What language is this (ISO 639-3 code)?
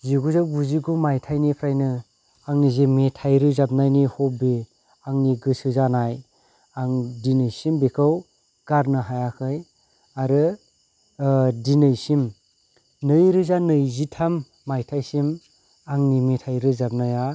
brx